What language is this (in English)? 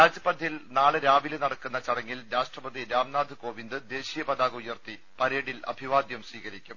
Malayalam